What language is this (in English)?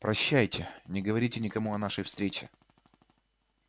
Russian